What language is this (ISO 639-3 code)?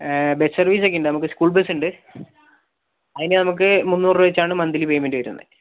mal